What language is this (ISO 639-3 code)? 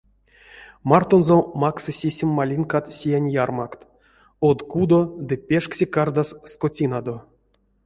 myv